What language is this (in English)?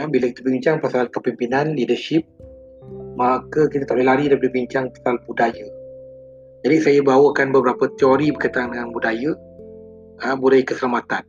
Malay